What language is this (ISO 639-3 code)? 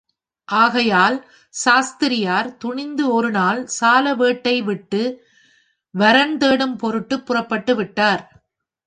tam